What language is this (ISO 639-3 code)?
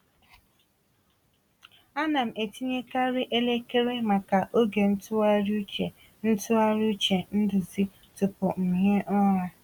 ibo